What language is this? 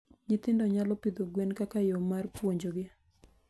Luo (Kenya and Tanzania)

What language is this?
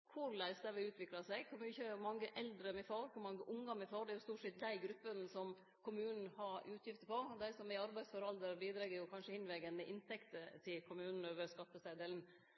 Norwegian Nynorsk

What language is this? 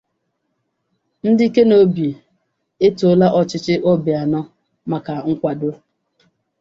Igbo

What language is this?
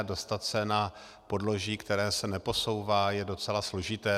Czech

